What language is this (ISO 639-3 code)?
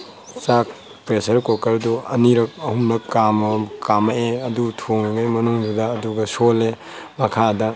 mni